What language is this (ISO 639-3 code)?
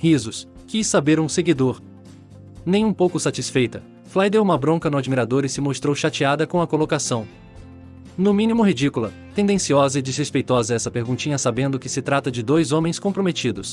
por